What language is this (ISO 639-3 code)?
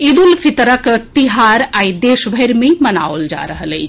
mai